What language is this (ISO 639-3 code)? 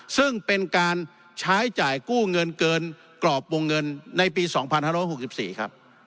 tha